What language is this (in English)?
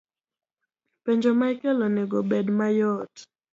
Luo (Kenya and Tanzania)